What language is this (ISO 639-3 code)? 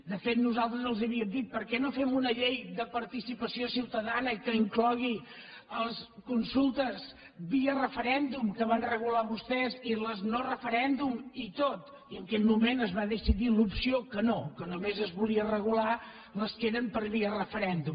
cat